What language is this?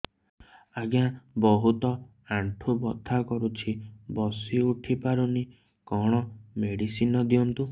Odia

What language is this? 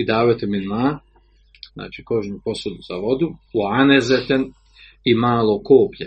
Croatian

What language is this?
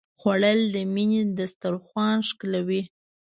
Pashto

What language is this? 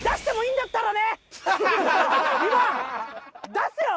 Japanese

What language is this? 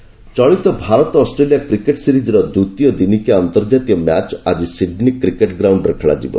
Odia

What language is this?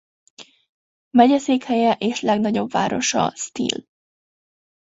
Hungarian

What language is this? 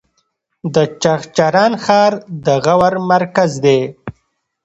Pashto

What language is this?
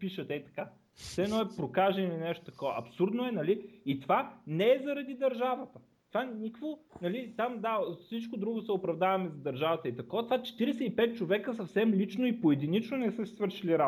Bulgarian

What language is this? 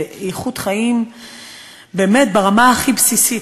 Hebrew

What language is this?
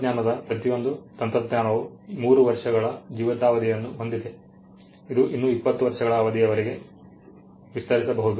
Kannada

